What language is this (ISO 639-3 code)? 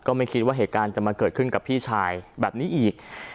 tha